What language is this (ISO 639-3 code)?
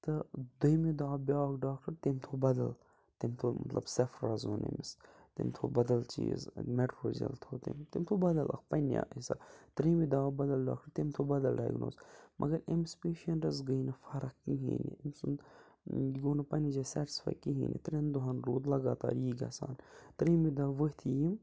kas